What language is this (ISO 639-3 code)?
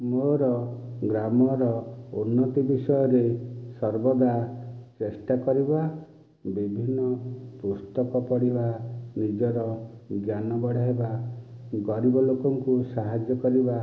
ori